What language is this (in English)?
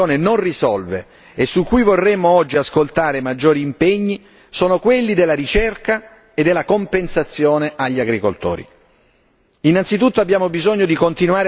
Italian